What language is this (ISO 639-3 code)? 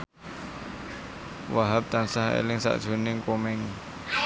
jav